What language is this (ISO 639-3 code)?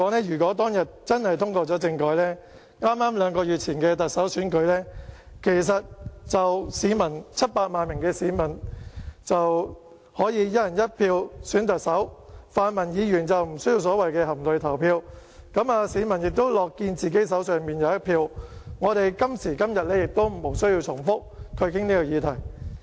yue